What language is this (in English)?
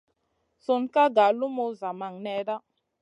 Masana